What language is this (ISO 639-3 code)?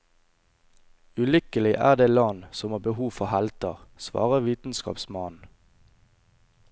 nor